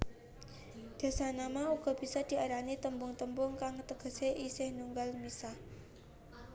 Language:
Javanese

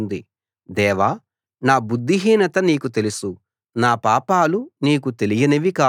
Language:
Telugu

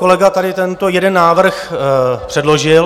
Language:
Czech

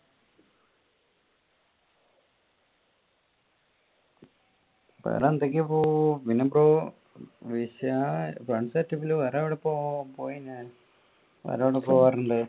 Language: Malayalam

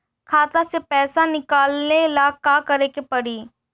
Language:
Bhojpuri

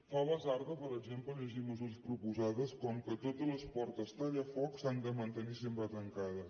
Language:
Catalan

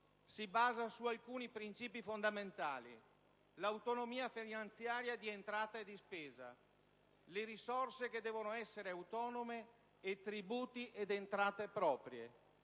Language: Italian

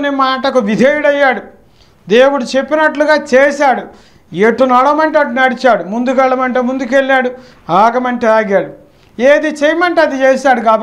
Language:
Telugu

